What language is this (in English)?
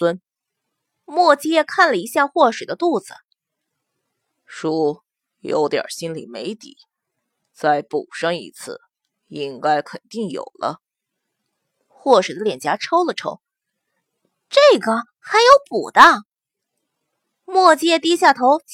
Chinese